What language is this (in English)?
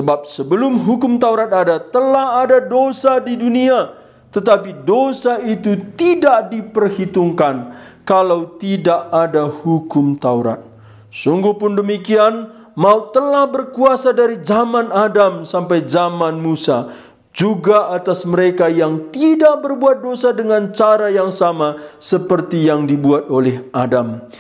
Indonesian